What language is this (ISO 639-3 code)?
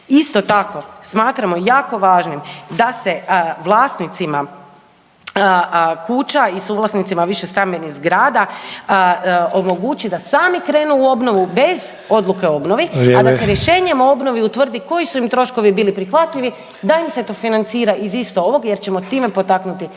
hrv